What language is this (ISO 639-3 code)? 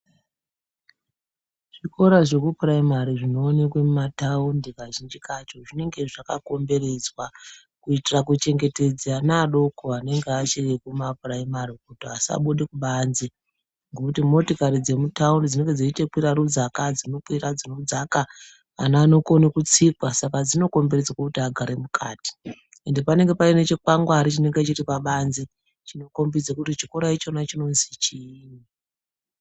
ndc